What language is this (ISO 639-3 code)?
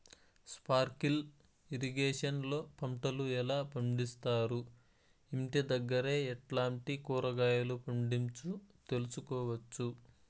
tel